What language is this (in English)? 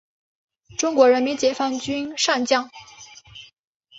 Chinese